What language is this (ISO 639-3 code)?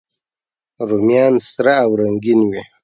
pus